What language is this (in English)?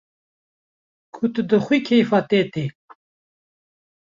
Kurdish